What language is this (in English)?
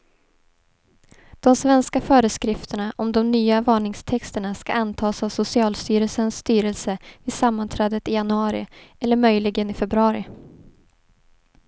Swedish